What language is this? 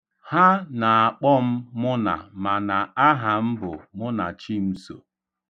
Igbo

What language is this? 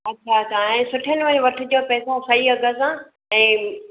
Sindhi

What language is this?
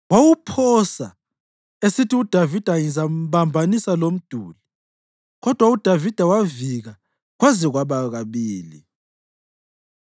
North Ndebele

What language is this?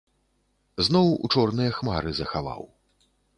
Belarusian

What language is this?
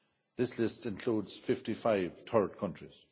English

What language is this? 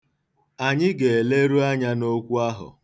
Igbo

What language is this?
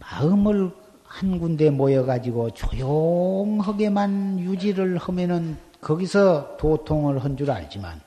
Korean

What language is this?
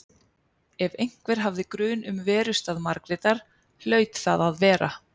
Icelandic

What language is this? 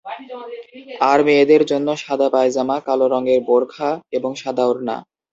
Bangla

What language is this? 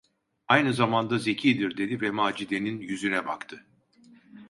Turkish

